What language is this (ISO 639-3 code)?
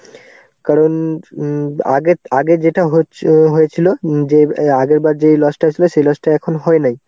ben